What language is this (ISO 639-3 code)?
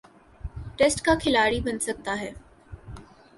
urd